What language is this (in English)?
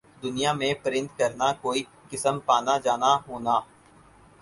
Urdu